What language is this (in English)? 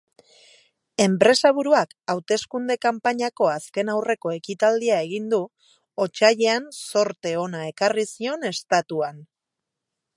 Basque